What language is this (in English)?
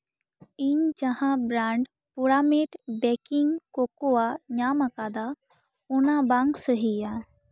Santali